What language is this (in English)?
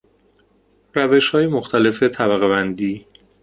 Persian